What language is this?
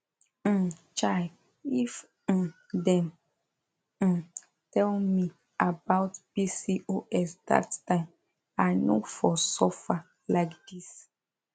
Nigerian Pidgin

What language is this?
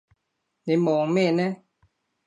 Cantonese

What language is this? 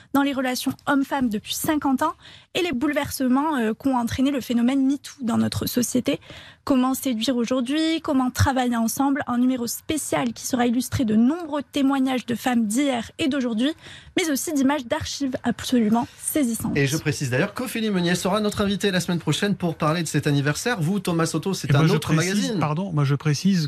French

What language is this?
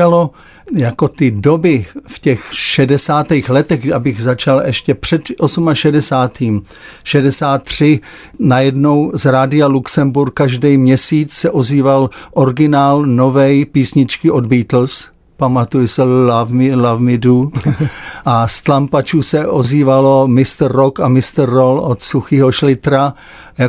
Czech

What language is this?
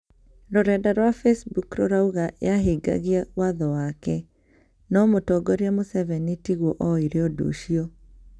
Kikuyu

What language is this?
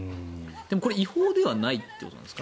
Japanese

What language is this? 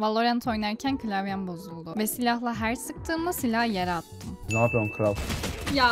Turkish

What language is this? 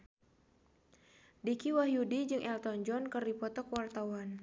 Sundanese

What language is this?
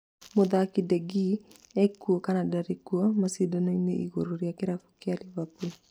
Kikuyu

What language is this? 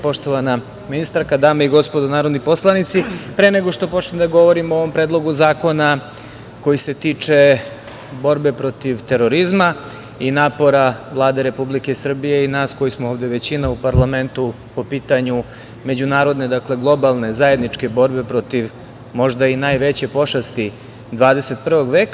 Serbian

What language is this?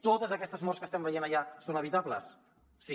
Catalan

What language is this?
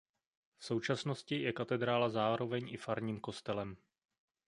Czech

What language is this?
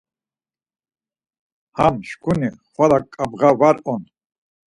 Laz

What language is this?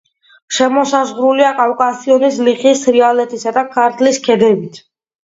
Georgian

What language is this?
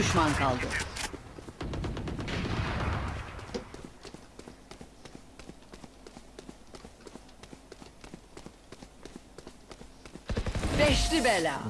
Turkish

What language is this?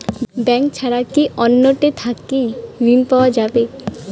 Bangla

